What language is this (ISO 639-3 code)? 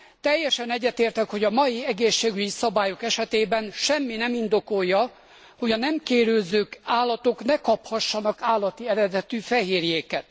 hun